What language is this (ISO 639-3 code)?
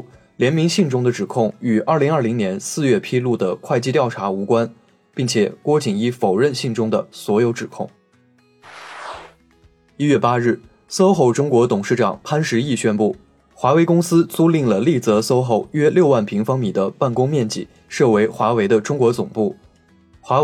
zho